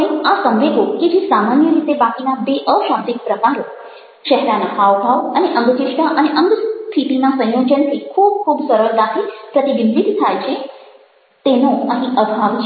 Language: Gujarati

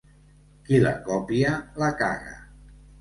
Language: Catalan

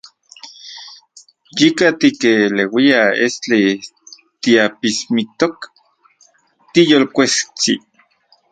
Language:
Central Puebla Nahuatl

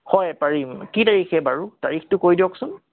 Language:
Assamese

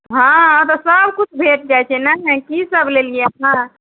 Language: Maithili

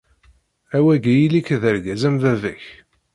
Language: Kabyle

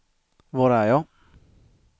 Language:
Swedish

